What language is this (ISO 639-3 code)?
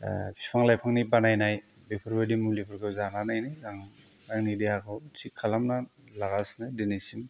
brx